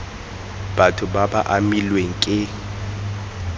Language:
Tswana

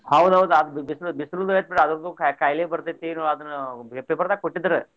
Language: Kannada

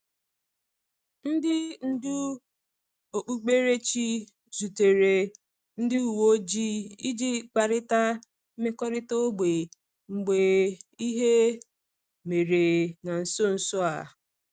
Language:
Igbo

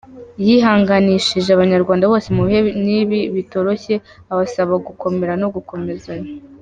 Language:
Kinyarwanda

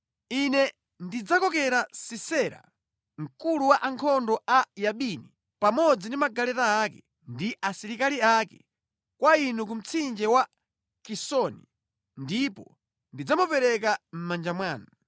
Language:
Nyanja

